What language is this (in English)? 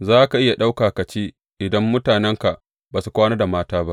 Hausa